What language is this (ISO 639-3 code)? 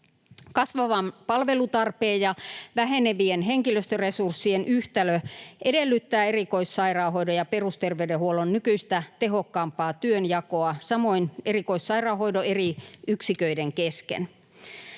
fin